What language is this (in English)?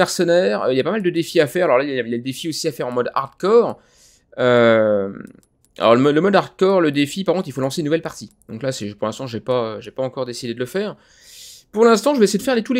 French